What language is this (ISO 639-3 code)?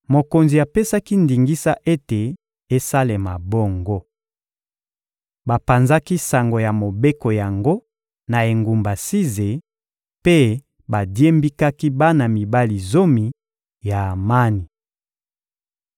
lin